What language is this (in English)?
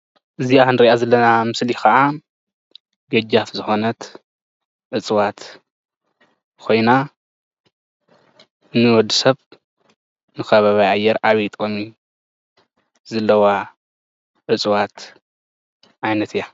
Tigrinya